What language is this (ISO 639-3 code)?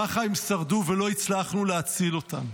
heb